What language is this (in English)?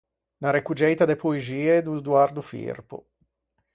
Ligurian